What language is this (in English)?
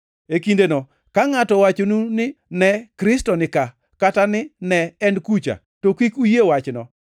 Luo (Kenya and Tanzania)